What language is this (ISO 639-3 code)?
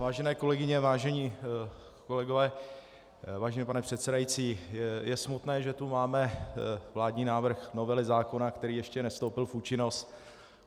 ces